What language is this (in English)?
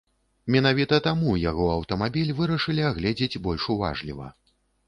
Belarusian